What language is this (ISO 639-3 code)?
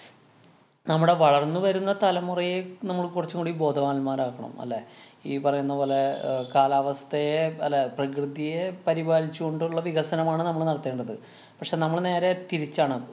mal